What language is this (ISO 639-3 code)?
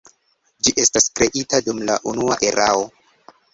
epo